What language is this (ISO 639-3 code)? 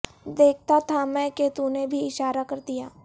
urd